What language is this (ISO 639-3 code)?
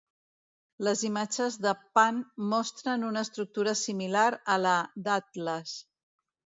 cat